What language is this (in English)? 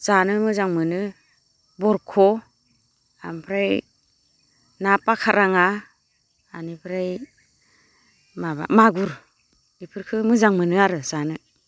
Bodo